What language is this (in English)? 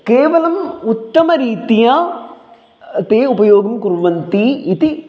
Sanskrit